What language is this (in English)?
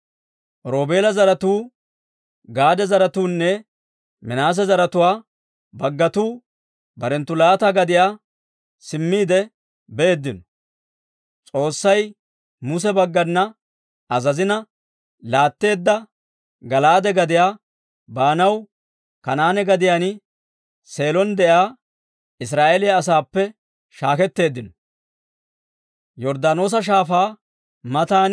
Dawro